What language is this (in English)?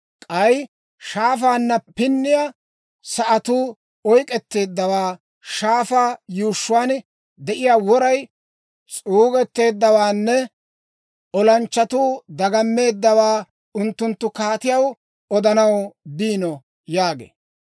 Dawro